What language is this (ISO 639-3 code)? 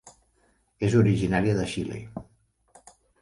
cat